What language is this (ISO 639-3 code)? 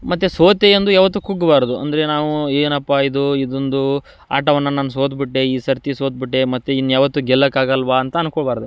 kan